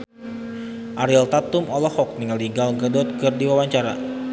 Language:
Sundanese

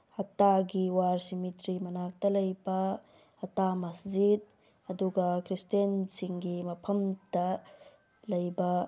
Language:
Manipuri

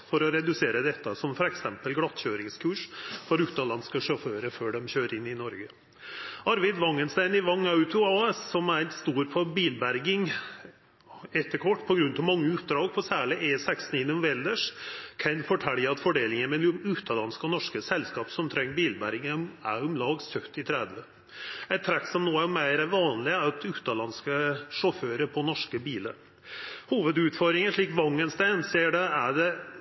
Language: Norwegian Nynorsk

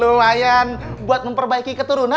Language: Indonesian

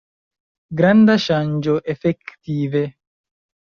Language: Esperanto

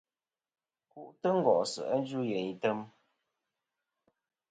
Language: Kom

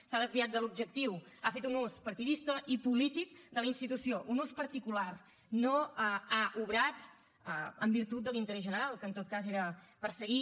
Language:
Catalan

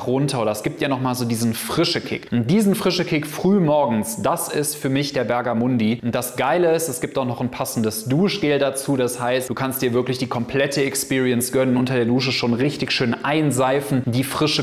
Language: German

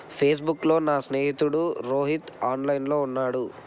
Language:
Telugu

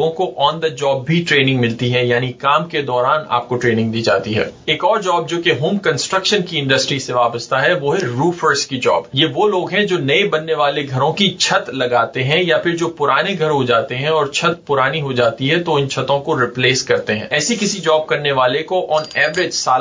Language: Urdu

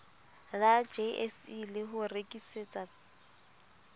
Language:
Southern Sotho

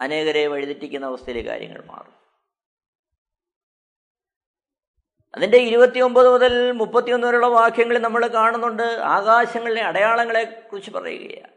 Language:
Malayalam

